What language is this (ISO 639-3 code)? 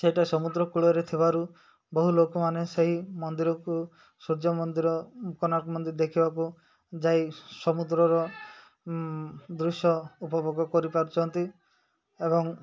ori